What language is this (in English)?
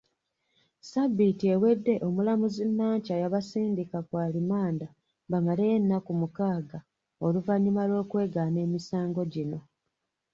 Ganda